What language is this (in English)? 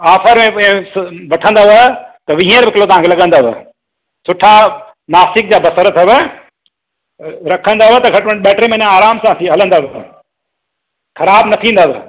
Sindhi